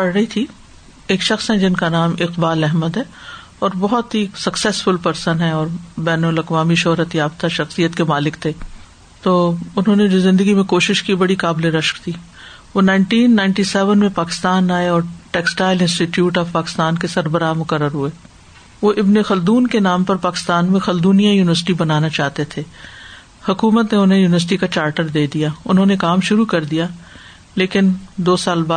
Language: Urdu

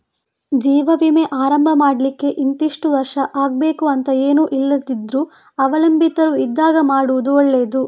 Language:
Kannada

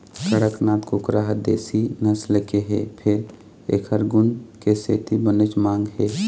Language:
Chhattisgarhi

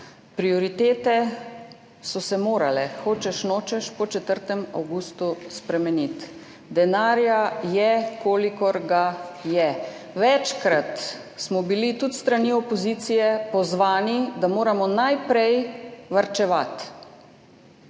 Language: Slovenian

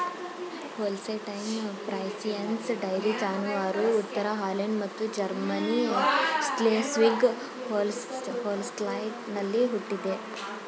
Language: Kannada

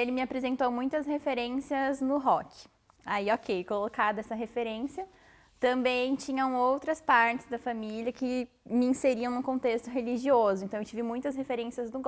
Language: Portuguese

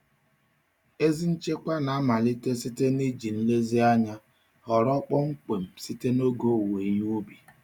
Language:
Igbo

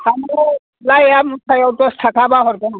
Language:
Bodo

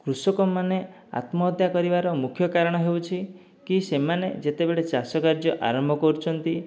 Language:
Odia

